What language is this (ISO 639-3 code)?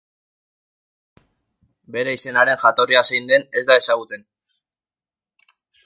eus